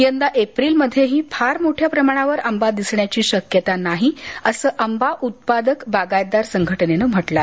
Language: Marathi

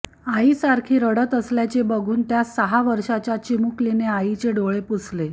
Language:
Marathi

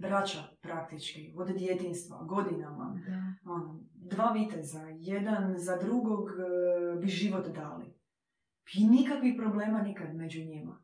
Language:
Croatian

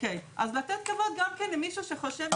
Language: Hebrew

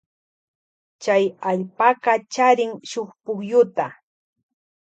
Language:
Loja Highland Quichua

